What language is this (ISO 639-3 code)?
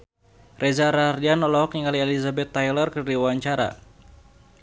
sun